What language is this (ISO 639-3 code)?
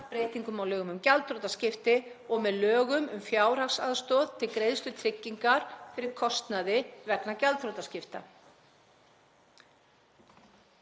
isl